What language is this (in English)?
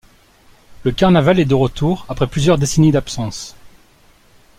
French